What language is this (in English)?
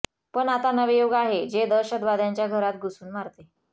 Marathi